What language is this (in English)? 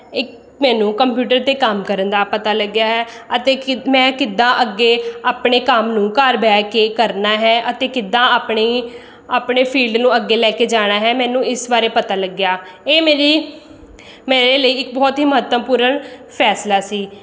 Punjabi